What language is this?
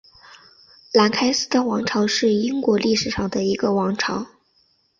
Chinese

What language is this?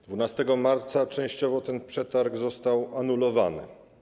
Polish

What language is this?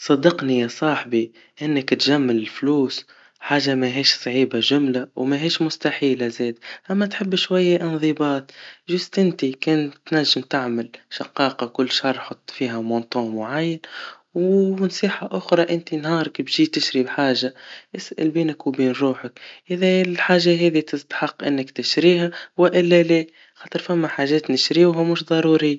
Tunisian Arabic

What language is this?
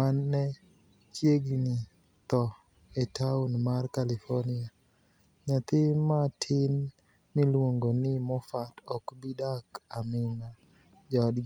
Luo (Kenya and Tanzania)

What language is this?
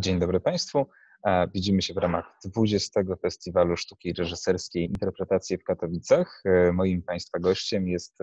Polish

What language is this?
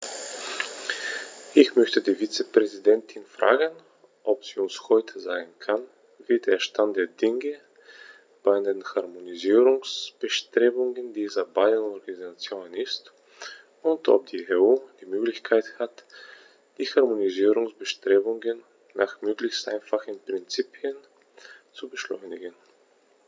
German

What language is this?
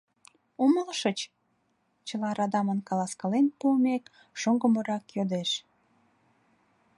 Mari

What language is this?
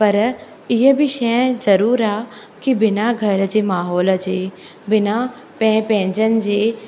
Sindhi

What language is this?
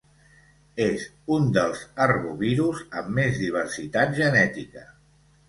Catalan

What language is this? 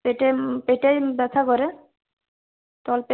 Bangla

